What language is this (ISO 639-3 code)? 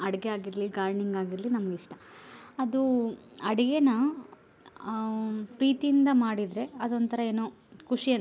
kan